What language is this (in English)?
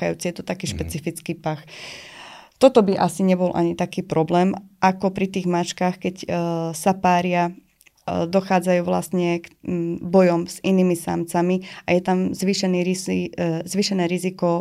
Slovak